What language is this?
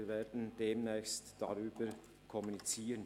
Swiss German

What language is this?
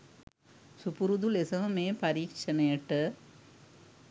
Sinhala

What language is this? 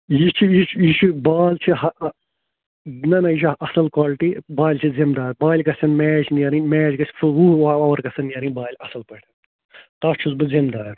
Kashmiri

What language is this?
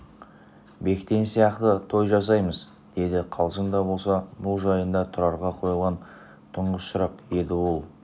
Kazakh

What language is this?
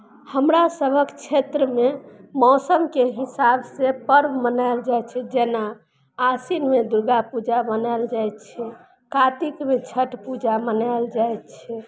Maithili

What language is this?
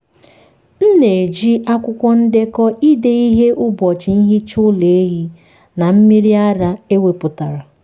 Igbo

